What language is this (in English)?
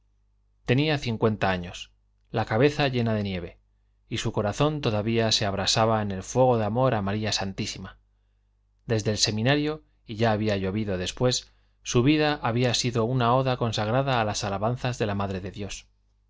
Spanish